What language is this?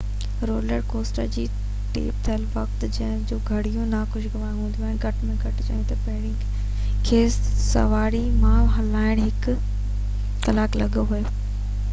Sindhi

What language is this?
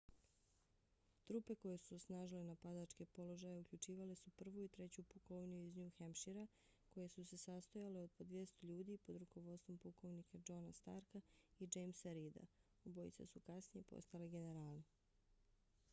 Bosnian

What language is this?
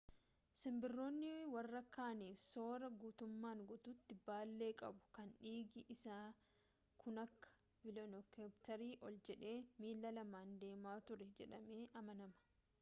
Oromo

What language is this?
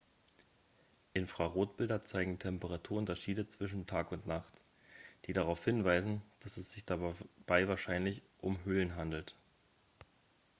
German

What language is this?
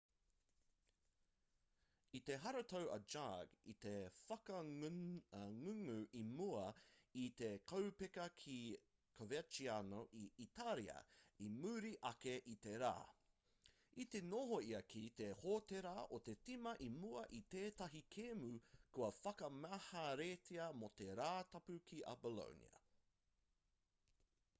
Māori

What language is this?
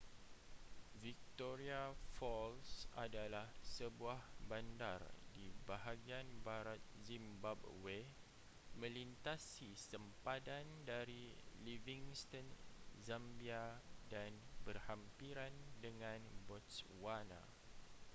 Malay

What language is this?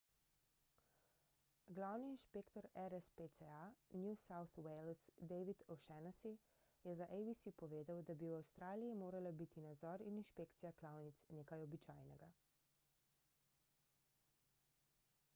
Slovenian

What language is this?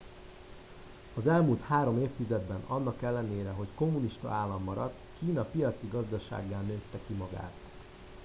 Hungarian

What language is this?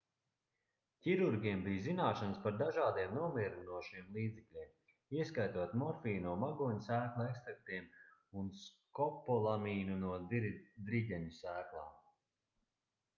Latvian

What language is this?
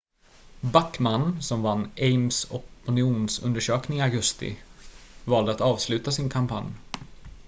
Swedish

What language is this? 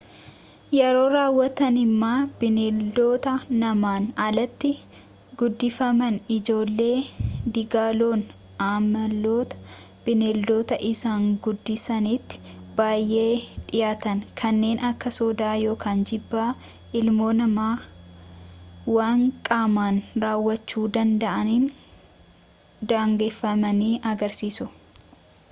Oromo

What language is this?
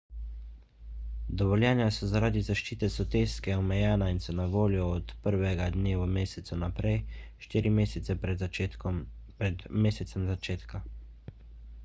Slovenian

